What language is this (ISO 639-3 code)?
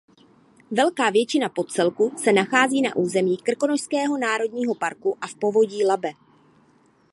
ces